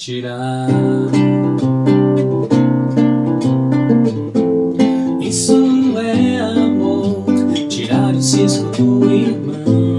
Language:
Portuguese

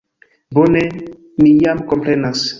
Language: Esperanto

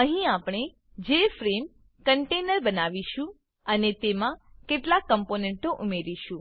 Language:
Gujarati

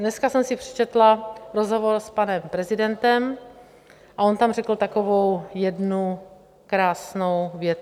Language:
Czech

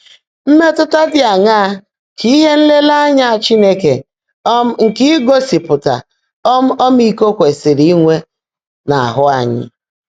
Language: Igbo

